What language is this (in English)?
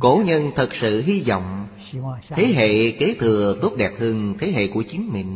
Vietnamese